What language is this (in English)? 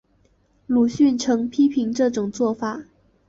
Chinese